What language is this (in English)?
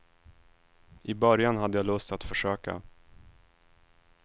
Swedish